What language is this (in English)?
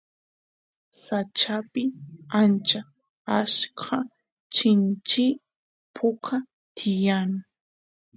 Santiago del Estero Quichua